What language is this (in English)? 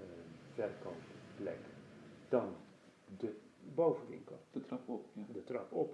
Dutch